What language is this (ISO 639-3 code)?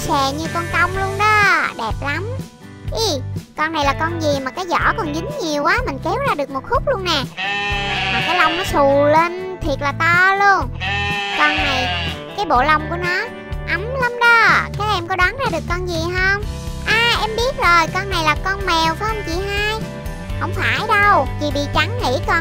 vie